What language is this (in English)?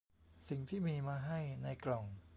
Thai